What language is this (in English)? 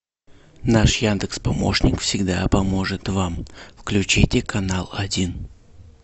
Russian